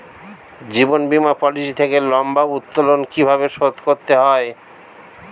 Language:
Bangla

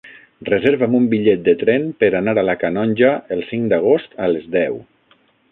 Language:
Catalan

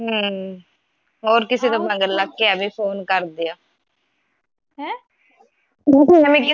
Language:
Punjabi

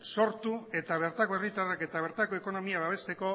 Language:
Basque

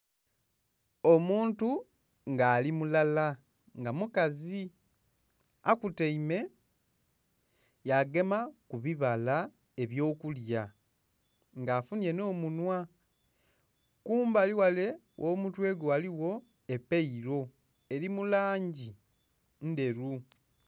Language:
Soga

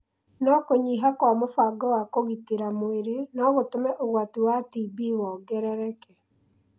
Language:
Kikuyu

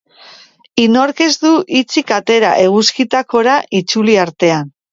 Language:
Basque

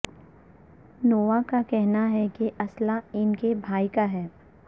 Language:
Urdu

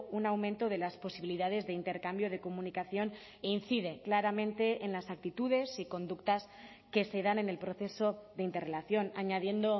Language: Spanish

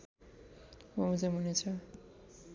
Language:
Nepali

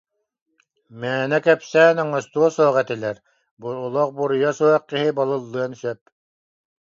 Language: Yakut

